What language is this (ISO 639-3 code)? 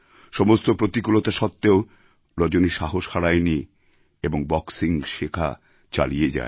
ben